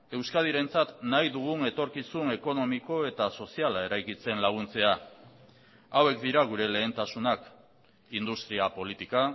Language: Basque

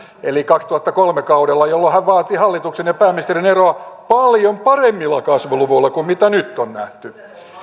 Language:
Finnish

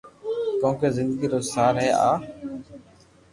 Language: Loarki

